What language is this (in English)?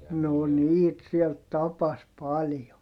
Finnish